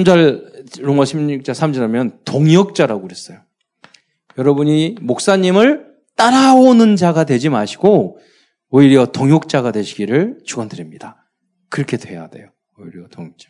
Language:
Korean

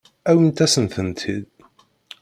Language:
Kabyle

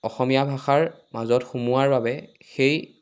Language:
Assamese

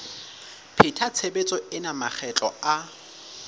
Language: Southern Sotho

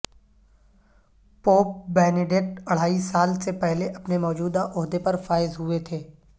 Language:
Urdu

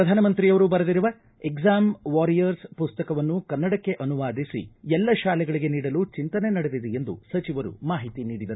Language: Kannada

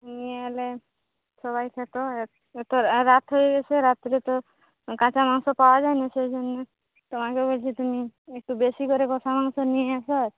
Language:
Bangla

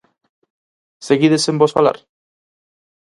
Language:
Galician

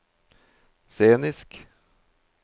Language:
Norwegian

